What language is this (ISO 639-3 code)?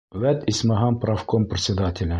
bak